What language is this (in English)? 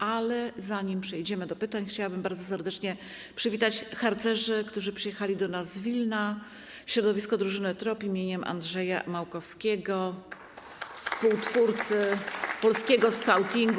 Polish